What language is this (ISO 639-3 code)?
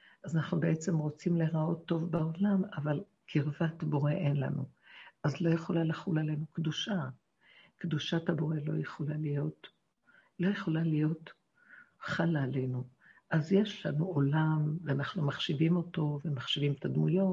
heb